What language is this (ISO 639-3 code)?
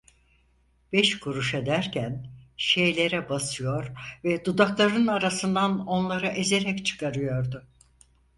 tur